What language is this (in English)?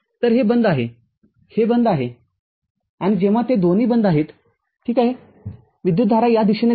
Marathi